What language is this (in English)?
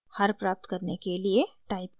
Hindi